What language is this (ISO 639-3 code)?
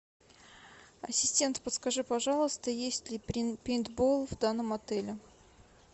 rus